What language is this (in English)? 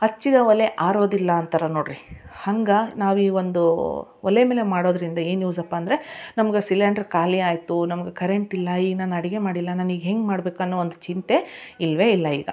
Kannada